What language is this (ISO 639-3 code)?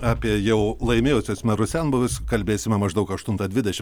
lit